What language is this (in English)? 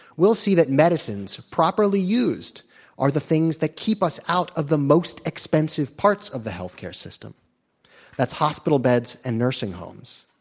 English